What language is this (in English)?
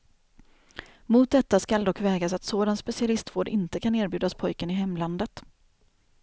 Swedish